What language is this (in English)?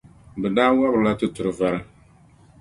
Dagbani